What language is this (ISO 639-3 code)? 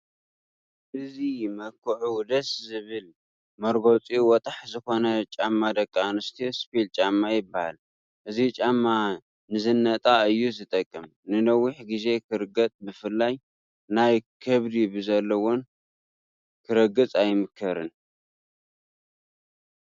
tir